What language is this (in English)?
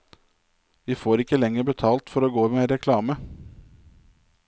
Norwegian